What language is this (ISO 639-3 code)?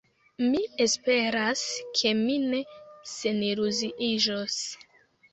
epo